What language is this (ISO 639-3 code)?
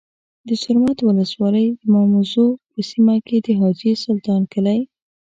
pus